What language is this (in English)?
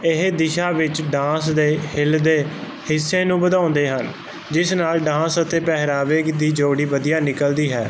Punjabi